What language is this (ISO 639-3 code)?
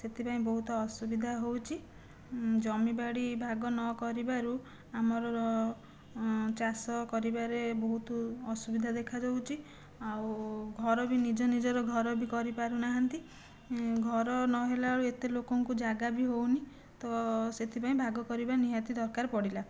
ori